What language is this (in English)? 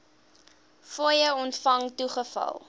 Afrikaans